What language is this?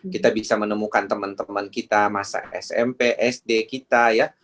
Indonesian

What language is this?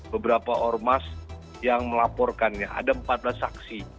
Indonesian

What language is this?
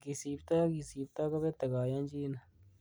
Kalenjin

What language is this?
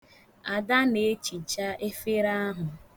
Igbo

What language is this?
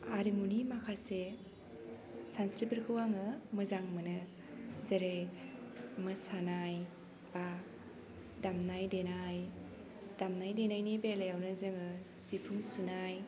Bodo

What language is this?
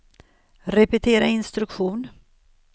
Swedish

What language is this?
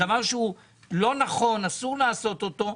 Hebrew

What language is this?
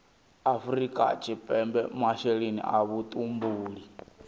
Venda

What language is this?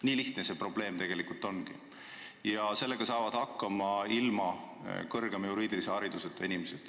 Estonian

